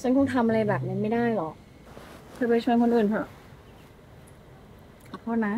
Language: Thai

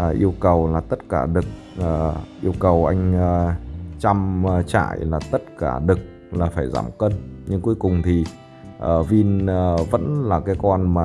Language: Vietnamese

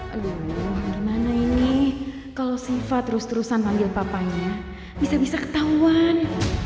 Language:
Indonesian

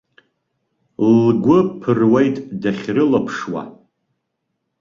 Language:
Abkhazian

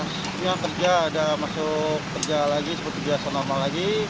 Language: Indonesian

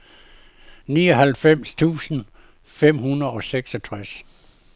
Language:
Danish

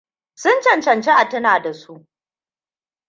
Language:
Hausa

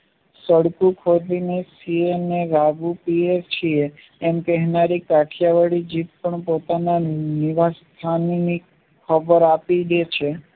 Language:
Gujarati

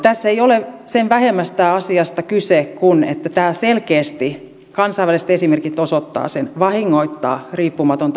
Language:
Finnish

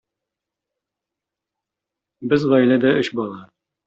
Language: Tatar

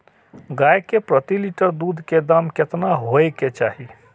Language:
Maithili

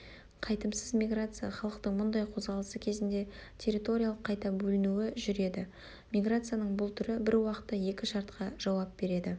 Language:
Kazakh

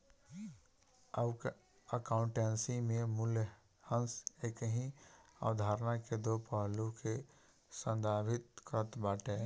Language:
Bhojpuri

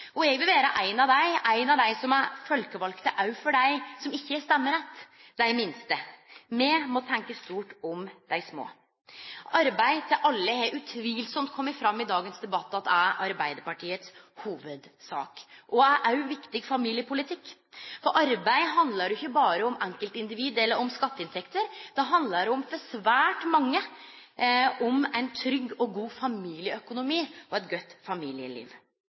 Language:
Norwegian Nynorsk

